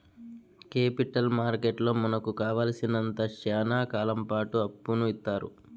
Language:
Telugu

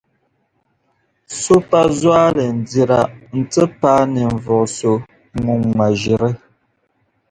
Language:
Dagbani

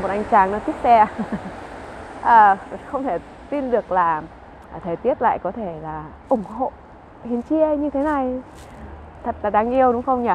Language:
Vietnamese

